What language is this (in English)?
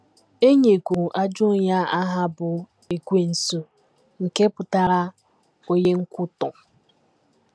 Igbo